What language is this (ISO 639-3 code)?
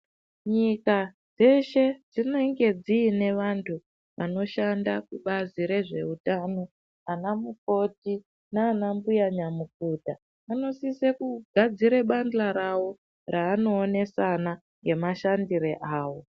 ndc